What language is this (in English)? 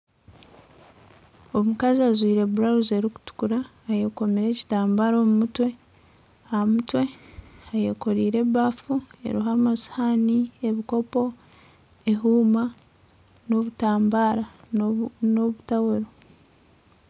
Nyankole